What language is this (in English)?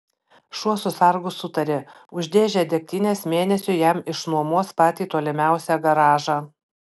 Lithuanian